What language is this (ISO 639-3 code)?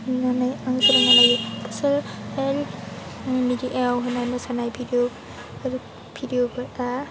brx